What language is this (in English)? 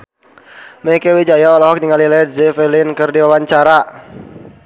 Sundanese